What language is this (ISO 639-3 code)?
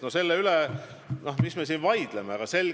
est